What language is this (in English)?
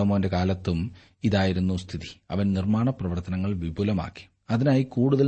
Malayalam